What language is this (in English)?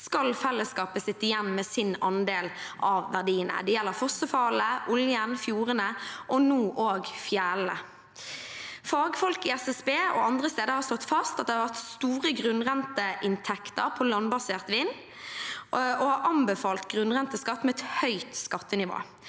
Norwegian